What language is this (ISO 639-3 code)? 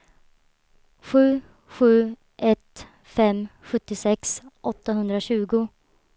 swe